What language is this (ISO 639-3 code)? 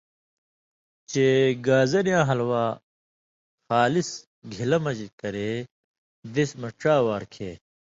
mvy